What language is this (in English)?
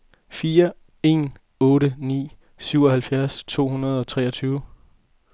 Danish